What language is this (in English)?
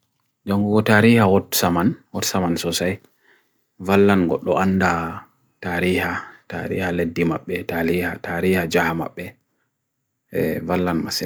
Bagirmi Fulfulde